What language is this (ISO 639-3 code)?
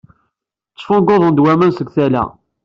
kab